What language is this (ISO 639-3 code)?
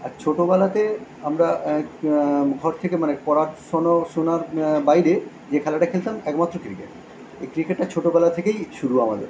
ben